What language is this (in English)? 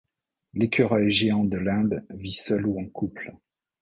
French